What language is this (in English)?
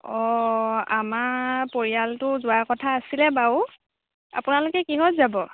Assamese